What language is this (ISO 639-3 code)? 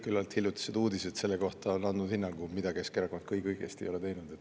est